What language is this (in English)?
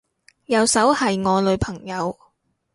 Cantonese